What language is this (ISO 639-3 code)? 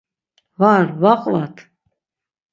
lzz